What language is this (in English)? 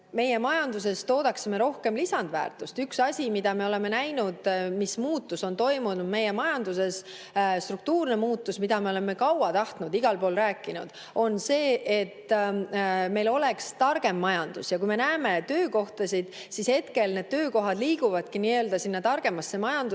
Estonian